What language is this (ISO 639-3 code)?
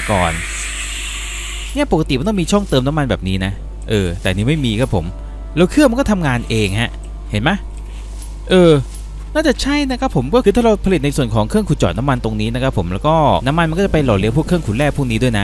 tha